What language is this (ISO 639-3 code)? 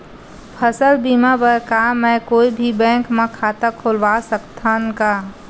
hne